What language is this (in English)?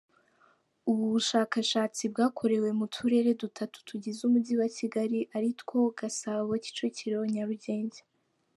Kinyarwanda